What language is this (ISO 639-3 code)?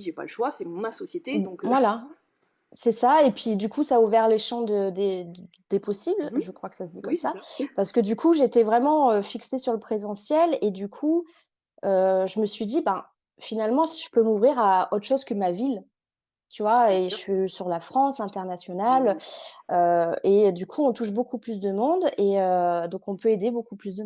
fra